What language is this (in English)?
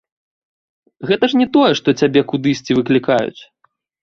Belarusian